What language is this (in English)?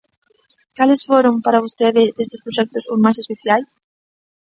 Galician